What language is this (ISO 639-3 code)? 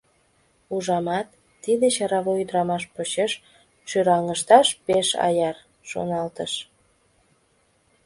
chm